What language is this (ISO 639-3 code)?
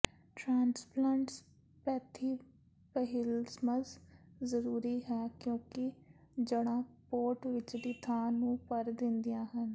pan